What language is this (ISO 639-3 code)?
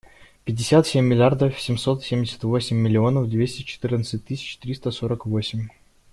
rus